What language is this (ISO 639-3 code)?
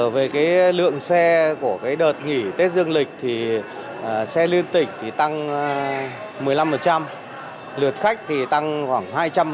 vie